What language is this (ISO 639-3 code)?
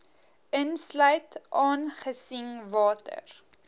afr